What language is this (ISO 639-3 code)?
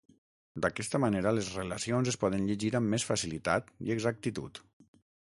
cat